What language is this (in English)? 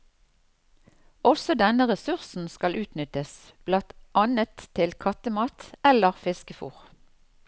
Norwegian